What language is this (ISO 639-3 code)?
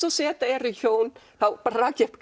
isl